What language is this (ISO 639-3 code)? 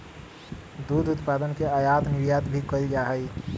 mag